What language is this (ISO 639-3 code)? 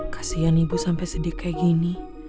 ind